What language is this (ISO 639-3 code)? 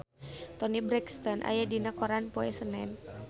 sun